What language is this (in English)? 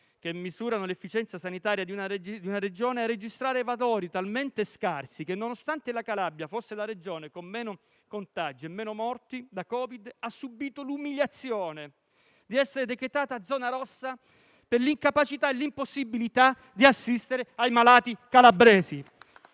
Italian